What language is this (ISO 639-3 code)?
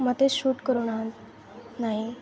ori